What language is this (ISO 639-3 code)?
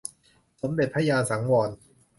tha